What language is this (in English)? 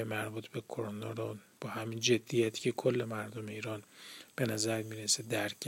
Persian